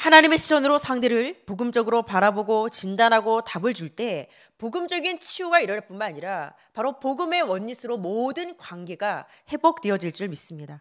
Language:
Korean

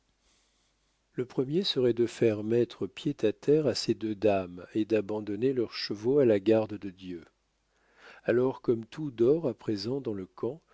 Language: French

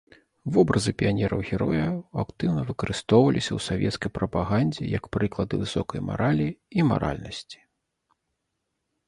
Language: Belarusian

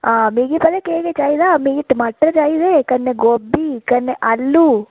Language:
Dogri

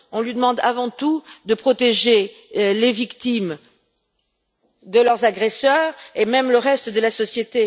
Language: French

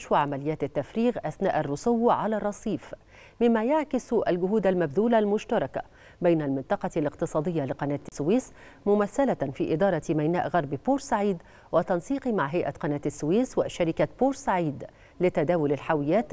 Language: Arabic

